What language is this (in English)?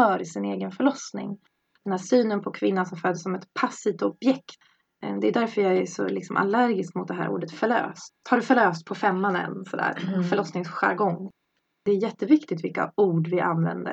Swedish